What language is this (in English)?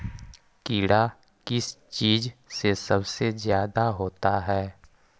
Magahi